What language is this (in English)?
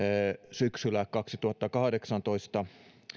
Finnish